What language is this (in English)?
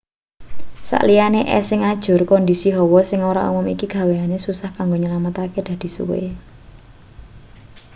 Javanese